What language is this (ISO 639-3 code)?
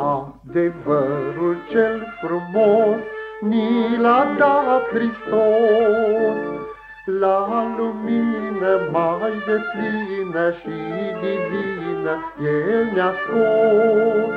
ron